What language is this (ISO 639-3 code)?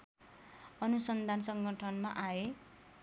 nep